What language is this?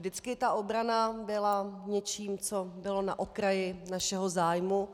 Czech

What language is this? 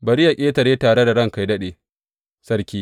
Hausa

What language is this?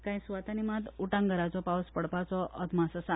Konkani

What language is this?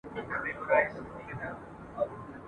Pashto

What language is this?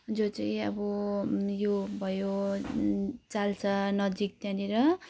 Nepali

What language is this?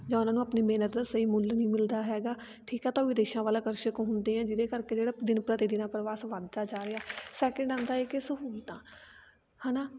Punjabi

